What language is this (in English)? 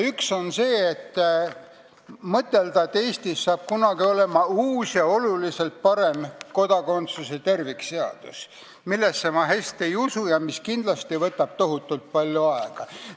Estonian